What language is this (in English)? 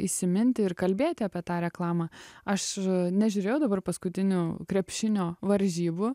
Lithuanian